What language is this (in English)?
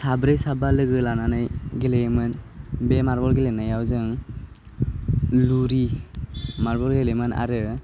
Bodo